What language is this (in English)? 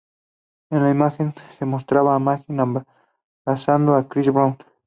Spanish